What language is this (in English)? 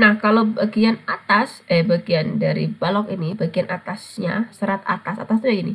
Indonesian